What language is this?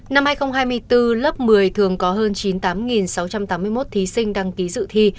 Vietnamese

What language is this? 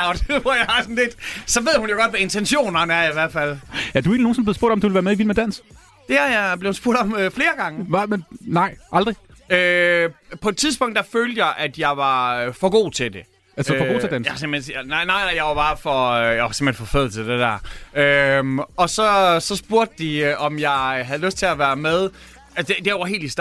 Danish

